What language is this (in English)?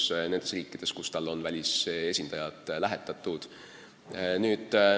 Estonian